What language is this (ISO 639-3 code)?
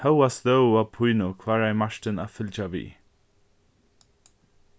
fao